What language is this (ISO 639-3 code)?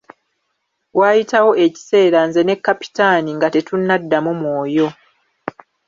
lug